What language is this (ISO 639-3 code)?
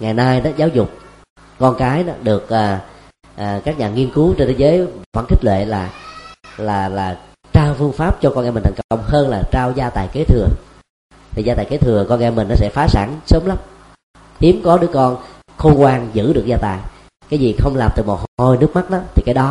vie